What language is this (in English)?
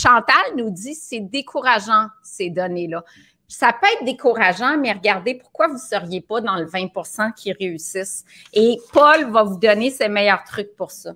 French